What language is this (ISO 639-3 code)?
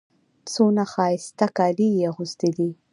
pus